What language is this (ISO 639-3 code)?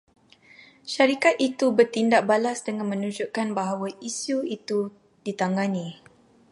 msa